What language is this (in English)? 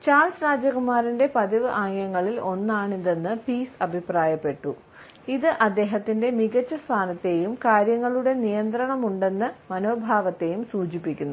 Malayalam